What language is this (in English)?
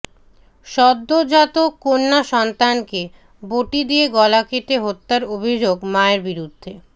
Bangla